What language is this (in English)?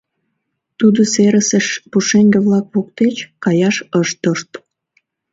Mari